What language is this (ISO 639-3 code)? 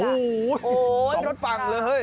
tha